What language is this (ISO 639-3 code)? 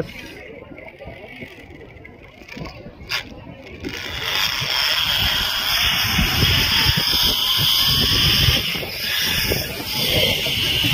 eng